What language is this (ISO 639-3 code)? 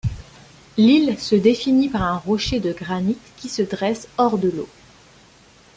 fra